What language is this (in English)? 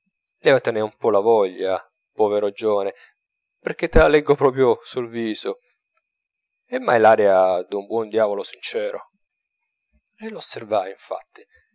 Italian